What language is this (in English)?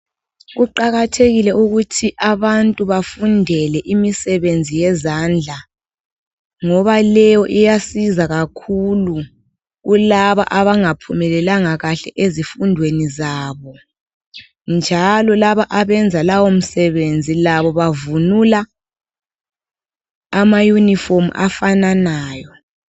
North Ndebele